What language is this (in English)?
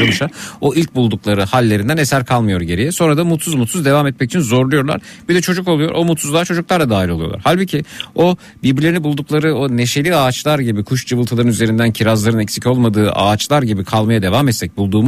Turkish